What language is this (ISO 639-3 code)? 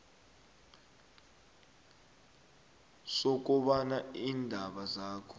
nbl